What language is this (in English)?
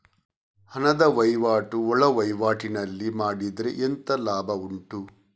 Kannada